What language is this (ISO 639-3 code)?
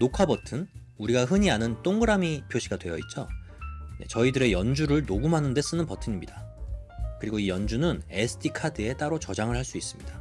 kor